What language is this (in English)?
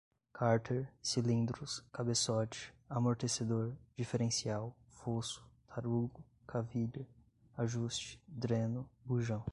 Portuguese